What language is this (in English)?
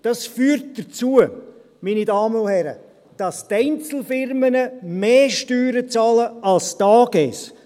Swiss German